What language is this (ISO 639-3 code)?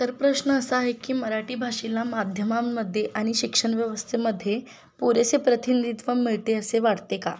mar